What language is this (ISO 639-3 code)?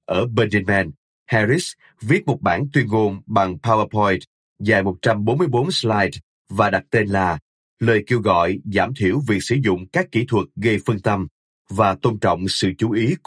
vie